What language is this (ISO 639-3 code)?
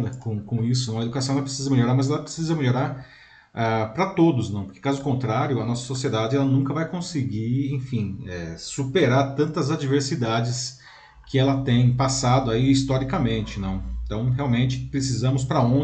por